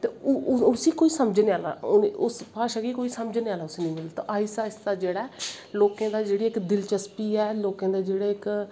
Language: Dogri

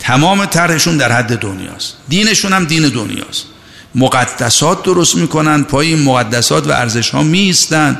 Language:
Persian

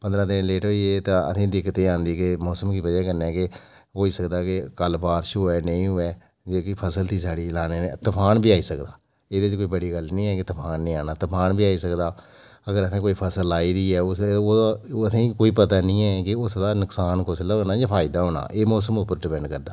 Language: Dogri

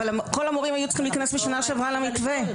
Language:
Hebrew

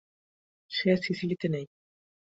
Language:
Bangla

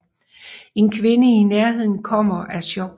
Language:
Danish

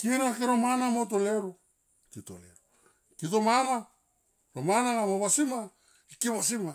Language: Tomoip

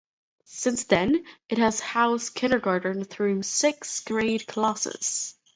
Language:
English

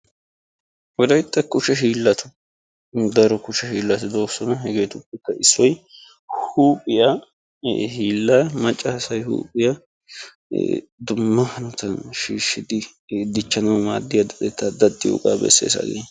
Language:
Wolaytta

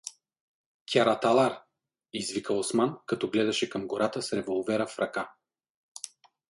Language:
Bulgarian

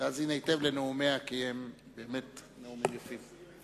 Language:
Hebrew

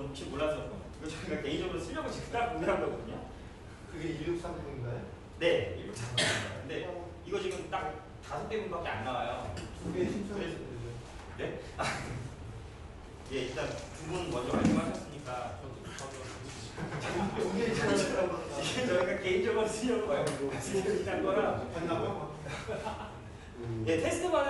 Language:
Korean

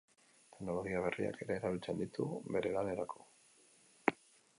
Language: Basque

